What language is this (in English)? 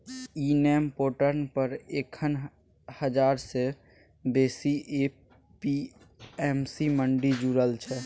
Maithili